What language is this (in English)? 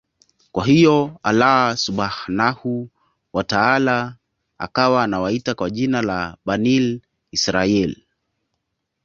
Swahili